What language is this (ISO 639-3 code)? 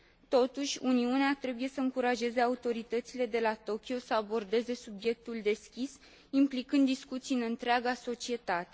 ron